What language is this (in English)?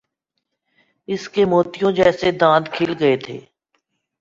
Urdu